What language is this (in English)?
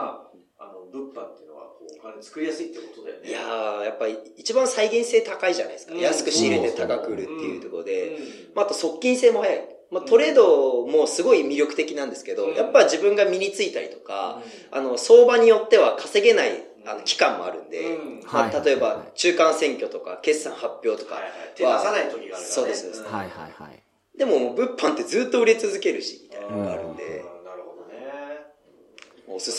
Japanese